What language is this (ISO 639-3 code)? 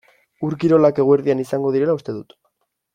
eus